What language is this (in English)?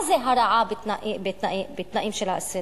Hebrew